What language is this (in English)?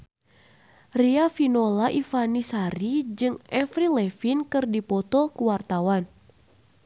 Sundanese